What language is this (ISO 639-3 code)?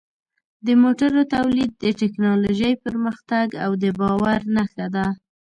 pus